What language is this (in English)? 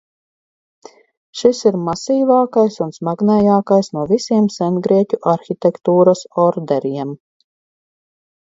Latvian